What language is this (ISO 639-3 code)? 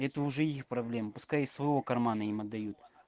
rus